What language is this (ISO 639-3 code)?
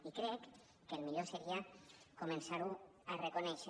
cat